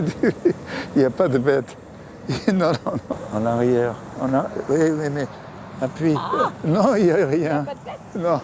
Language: French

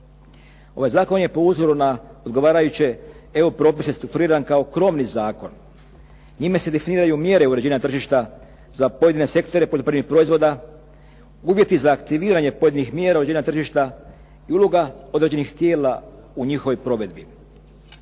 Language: Croatian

